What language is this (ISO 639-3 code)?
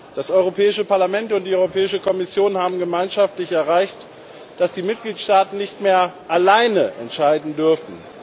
deu